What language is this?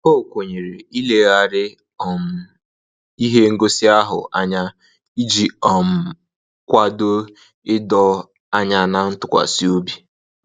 Igbo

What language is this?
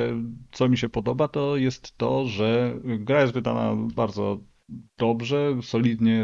Polish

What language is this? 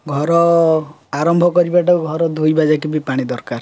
Odia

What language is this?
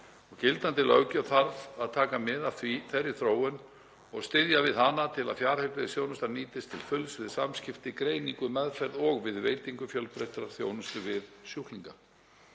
Icelandic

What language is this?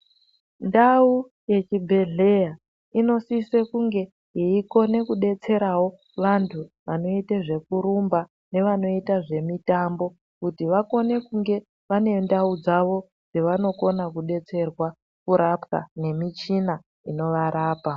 Ndau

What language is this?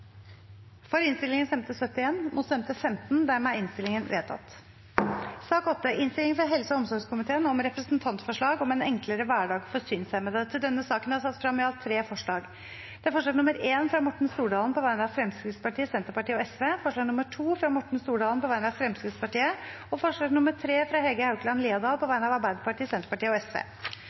Norwegian Bokmål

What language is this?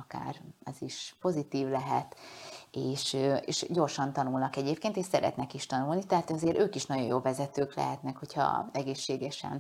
Hungarian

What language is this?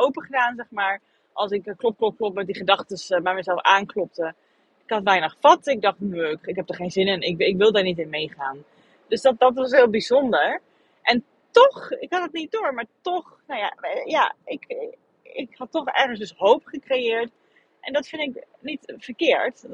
Dutch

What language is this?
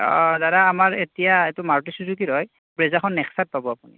Assamese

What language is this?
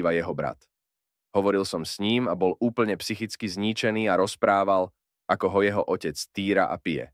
Slovak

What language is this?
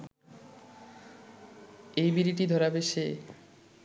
Bangla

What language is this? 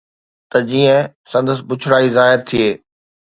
Sindhi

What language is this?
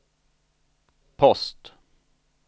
Swedish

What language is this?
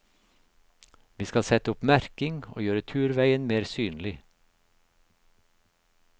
Norwegian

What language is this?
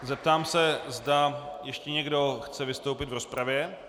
Czech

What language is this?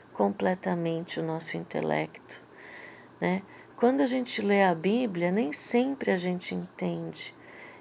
Portuguese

